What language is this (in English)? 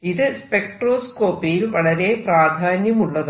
Malayalam